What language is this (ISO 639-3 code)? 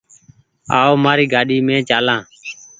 gig